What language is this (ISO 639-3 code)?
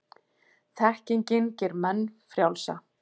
isl